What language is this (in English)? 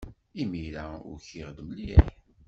Kabyle